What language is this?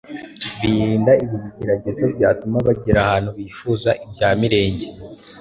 Kinyarwanda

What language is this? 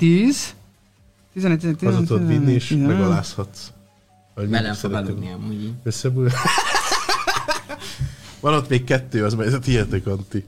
Hungarian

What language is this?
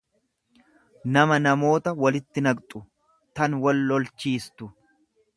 Oromo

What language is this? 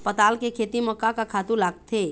Chhattisgarhi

